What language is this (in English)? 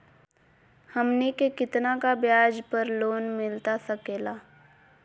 Magahi